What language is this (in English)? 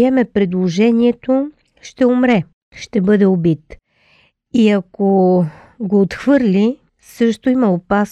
Bulgarian